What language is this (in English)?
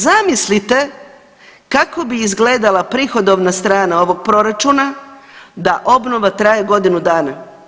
Croatian